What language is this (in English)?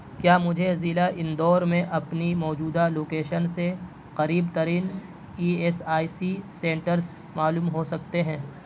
Urdu